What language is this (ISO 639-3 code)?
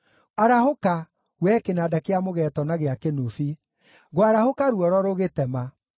kik